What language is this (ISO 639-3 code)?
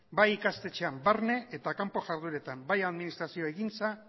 eus